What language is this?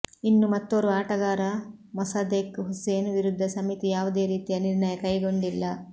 Kannada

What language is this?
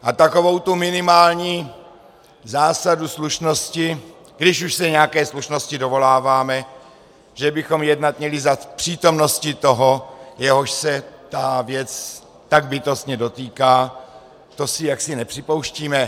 Czech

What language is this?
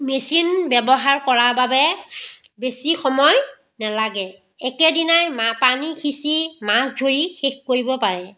Assamese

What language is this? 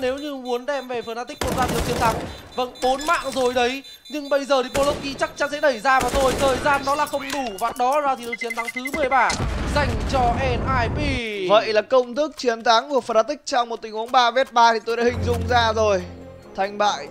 Vietnamese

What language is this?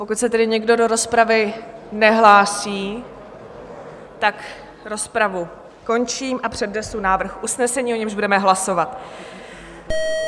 Czech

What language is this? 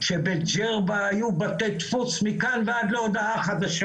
Hebrew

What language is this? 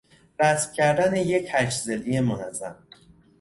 Persian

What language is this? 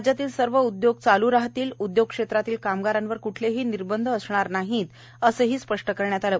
Marathi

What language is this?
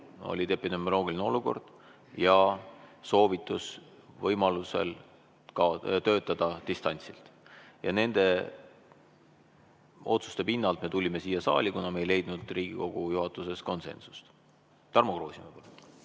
Estonian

